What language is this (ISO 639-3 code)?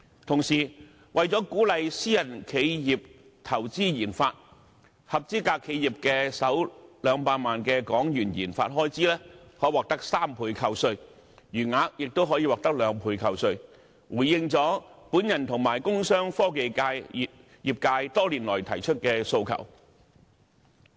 yue